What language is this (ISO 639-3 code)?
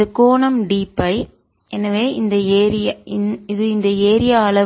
tam